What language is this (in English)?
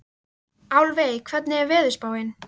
Icelandic